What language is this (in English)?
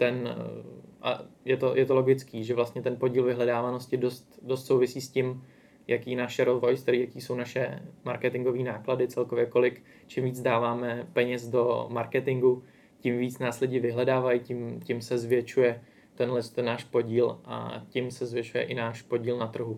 Czech